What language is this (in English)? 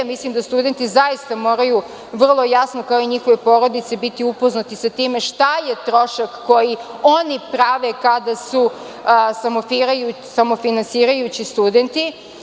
Serbian